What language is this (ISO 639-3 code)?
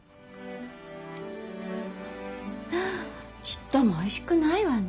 jpn